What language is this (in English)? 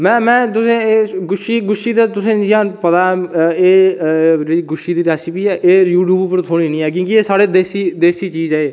Dogri